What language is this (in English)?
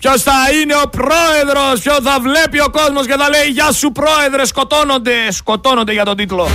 Greek